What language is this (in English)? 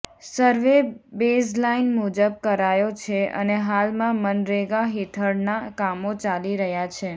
Gujarati